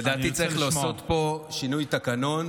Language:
Hebrew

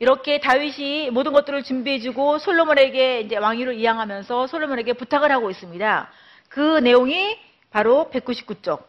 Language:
Korean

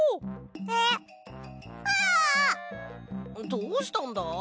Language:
Japanese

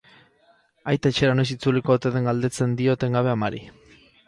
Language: Basque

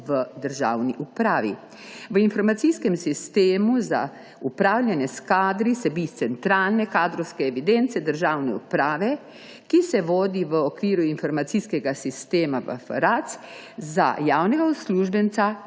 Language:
Slovenian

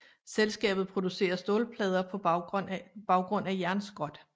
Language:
Danish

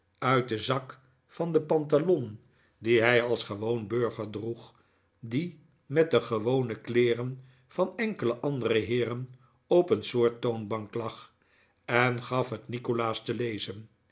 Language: Dutch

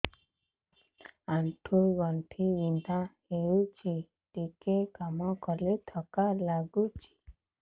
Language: Odia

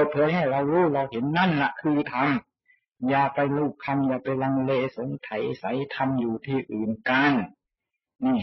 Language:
Thai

